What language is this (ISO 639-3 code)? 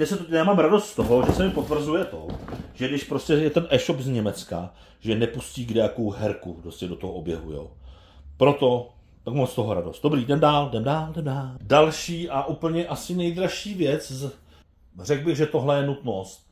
ces